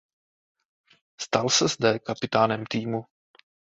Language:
Czech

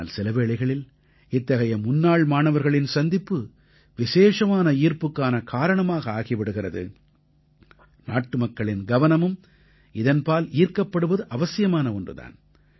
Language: Tamil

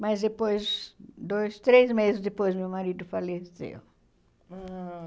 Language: Portuguese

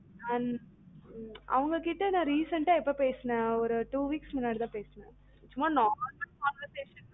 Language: Tamil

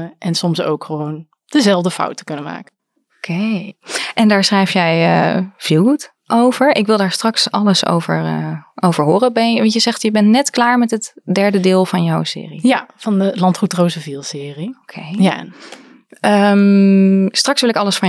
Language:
Dutch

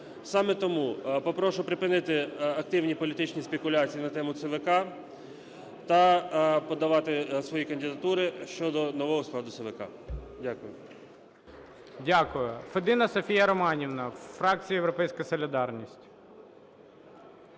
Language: Ukrainian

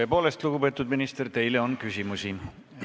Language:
Estonian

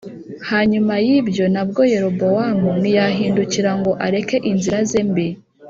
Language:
Kinyarwanda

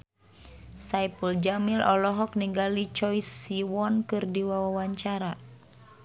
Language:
Sundanese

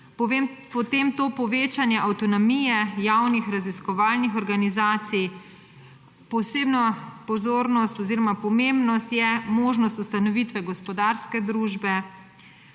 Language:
Slovenian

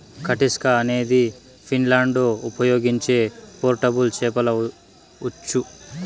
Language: Telugu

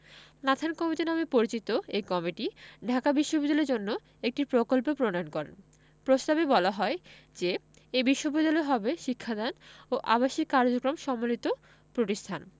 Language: Bangla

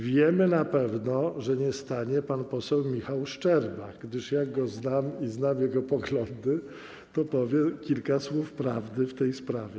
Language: Polish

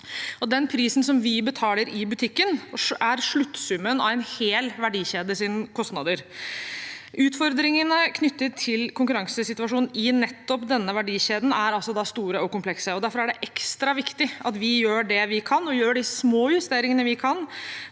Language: Norwegian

